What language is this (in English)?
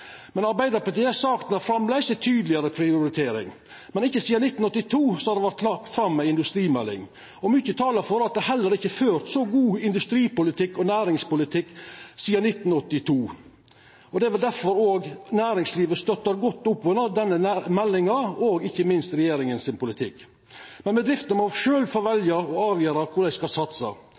Norwegian Nynorsk